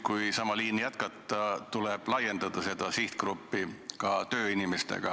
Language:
Estonian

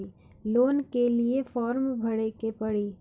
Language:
Bhojpuri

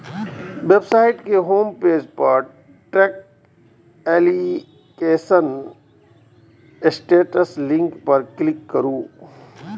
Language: Maithili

